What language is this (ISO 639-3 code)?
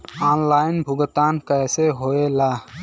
bho